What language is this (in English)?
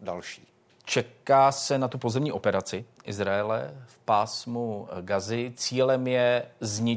Czech